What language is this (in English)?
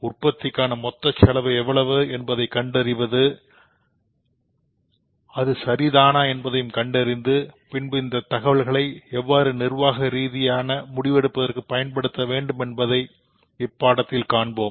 Tamil